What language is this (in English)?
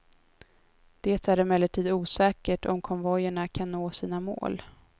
Swedish